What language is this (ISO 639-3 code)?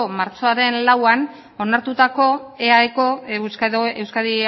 eus